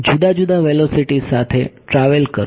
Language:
Gujarati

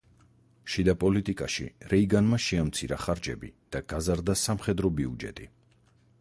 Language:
Georgian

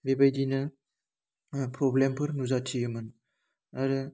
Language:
Bodo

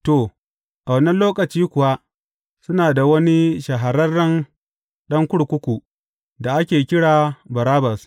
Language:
Hausa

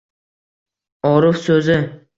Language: Uzbek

